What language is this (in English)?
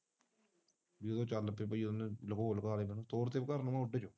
Punjabi